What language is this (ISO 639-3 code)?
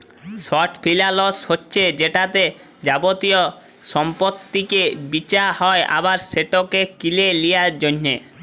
ben